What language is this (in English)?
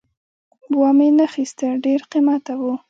Pashto